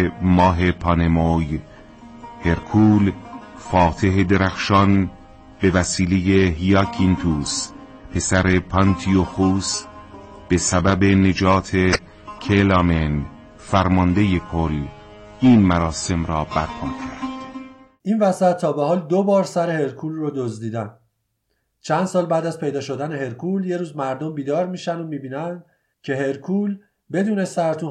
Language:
Persian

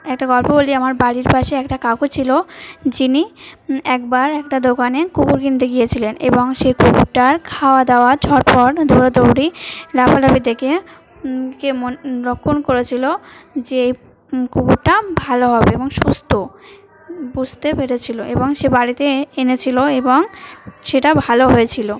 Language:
Bangla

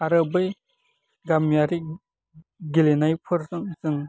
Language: Bodo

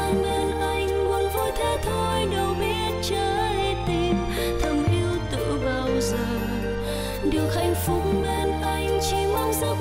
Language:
Vietnamese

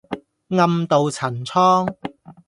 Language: Cantonese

